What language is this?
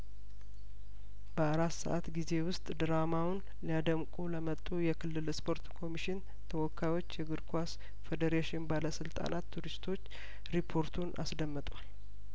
Amharic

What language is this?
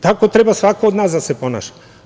Serbian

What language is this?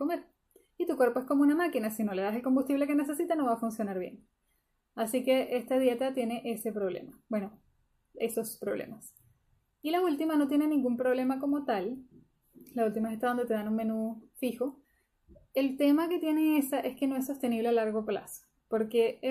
Spanish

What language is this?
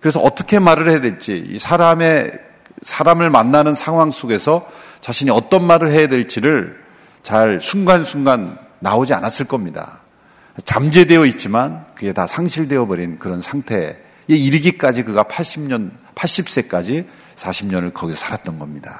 Korean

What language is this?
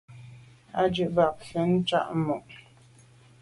Medumba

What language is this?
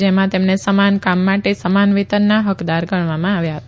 Gujarati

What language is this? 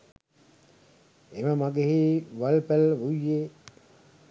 Sinhala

